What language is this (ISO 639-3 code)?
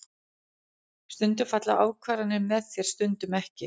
isl